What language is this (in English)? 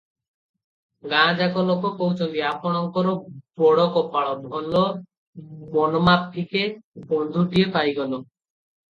Odia